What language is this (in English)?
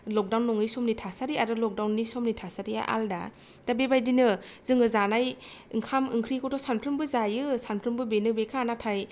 Bodo